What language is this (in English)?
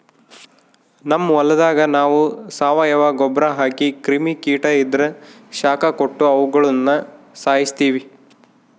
Kannada